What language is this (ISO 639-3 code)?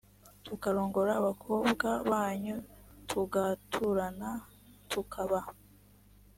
kin